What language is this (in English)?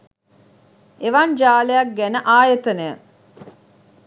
Sinhala